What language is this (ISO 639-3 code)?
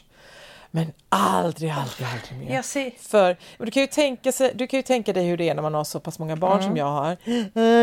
swe